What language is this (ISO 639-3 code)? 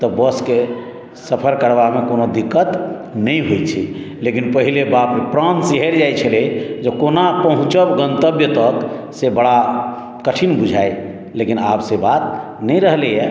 mai